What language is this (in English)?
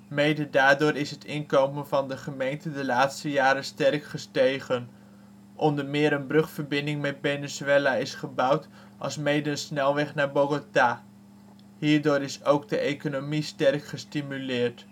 Dutch